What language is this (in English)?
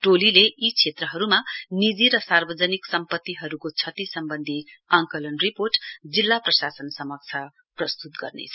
Nepali